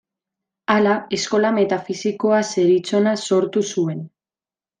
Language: Basque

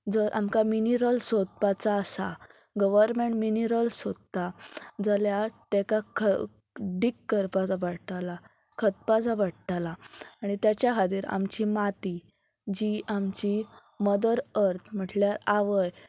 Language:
Konkani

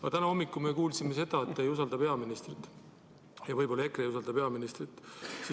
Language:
Estonian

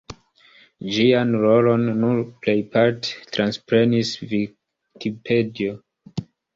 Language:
Esperanto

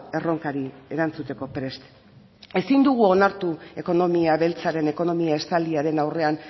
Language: Basque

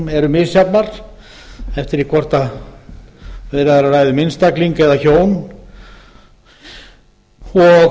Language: Icelandic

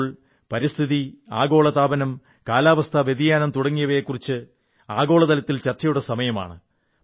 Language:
Malayalam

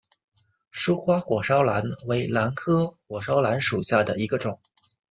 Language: Chinese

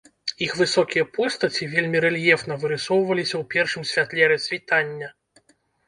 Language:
Belarusian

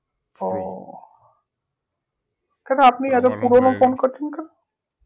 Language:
Bangla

